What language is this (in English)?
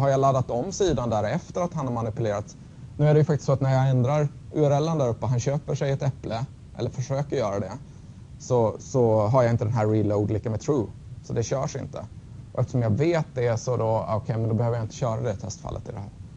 Swedish